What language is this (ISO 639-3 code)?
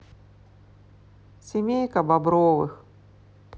rus